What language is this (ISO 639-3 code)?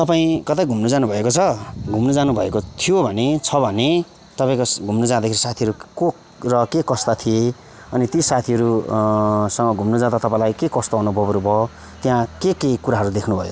nep